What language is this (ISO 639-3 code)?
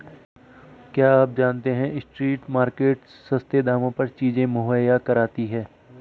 hin